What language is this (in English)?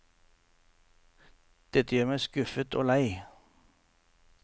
Norwegian